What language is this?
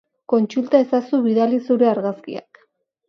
Basque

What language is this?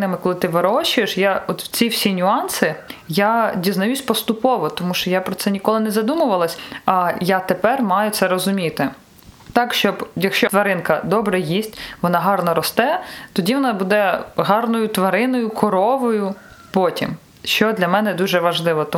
Ukrainian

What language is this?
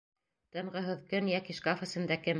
Bashkir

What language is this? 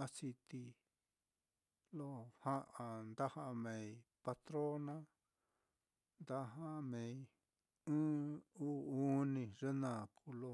Mitlatongo Mixtec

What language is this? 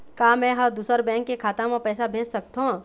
Chhattisgarhi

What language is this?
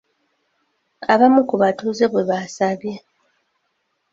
Ganda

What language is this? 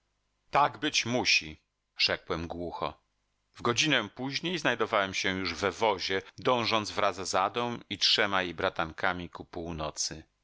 Polish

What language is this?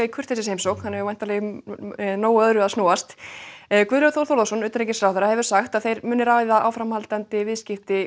Icelandic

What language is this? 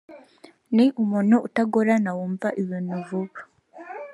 Kinyarwanda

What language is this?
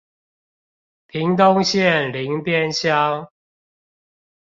Chinese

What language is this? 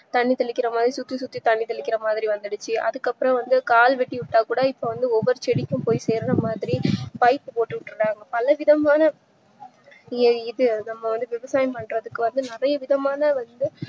Tamil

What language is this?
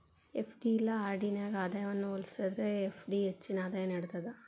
Kannada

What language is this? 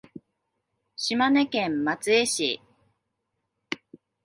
Japanese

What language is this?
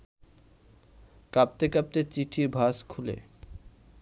Bangla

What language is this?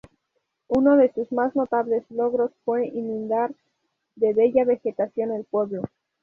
Spanish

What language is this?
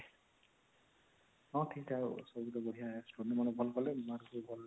Odia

